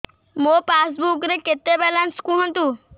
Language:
Odia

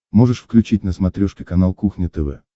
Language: Russian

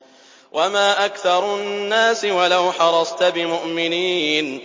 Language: Arabic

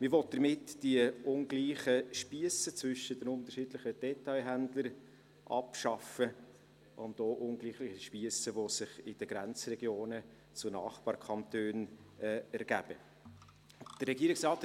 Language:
Swiss German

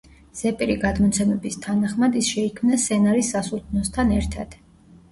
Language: Georgian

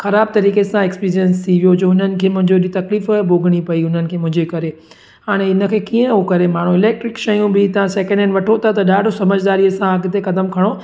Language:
Sindhi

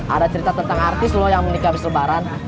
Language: Indonesian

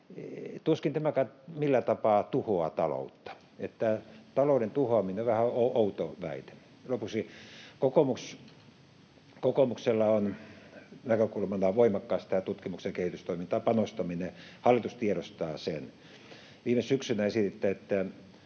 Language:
Finnish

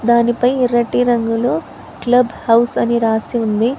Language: Telugu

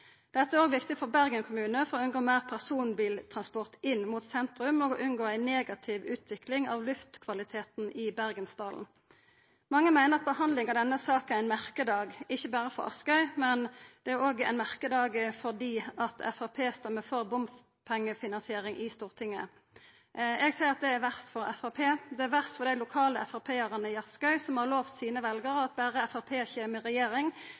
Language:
Norwegian Nynorsk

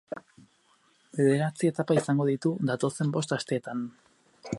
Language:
Basque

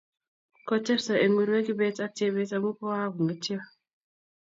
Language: Kalenjin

